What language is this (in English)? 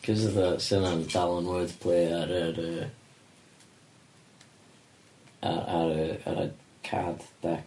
Welsh